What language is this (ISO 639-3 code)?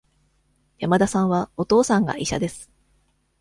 jpn